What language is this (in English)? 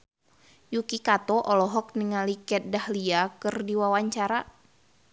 Sundanese